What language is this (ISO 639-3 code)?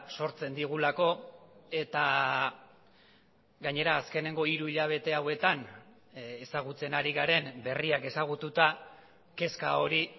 eus